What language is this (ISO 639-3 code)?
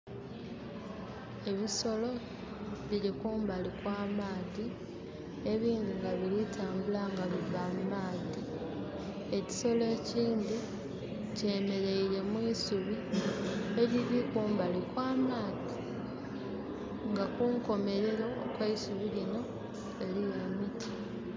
xog